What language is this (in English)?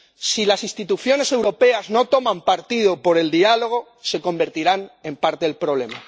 Spanish